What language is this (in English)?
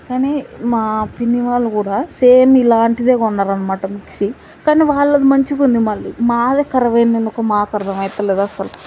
Telugu